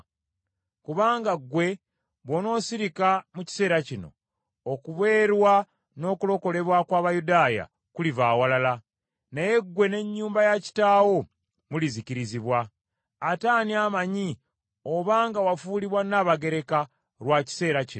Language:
Ganda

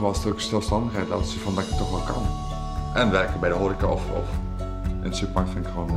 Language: Dutch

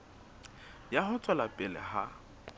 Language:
Southern Sotho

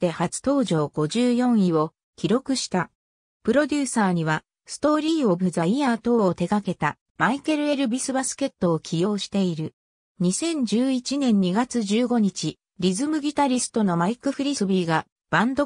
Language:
Japanese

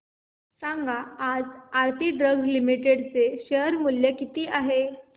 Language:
Marathi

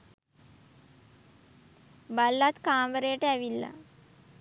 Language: Sinhala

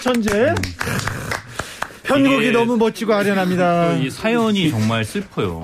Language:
Korean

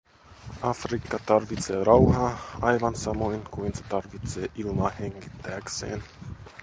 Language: Finnish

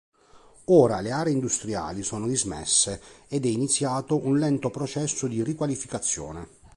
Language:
Italian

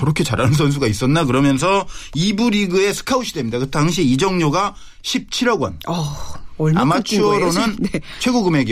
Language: Korean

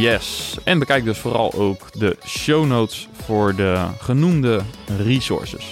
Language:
Dutch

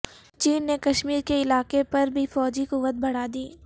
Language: Urdu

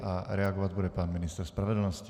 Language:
Czech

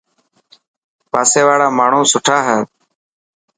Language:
Dhatki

